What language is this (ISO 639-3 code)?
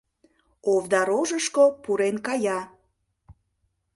chm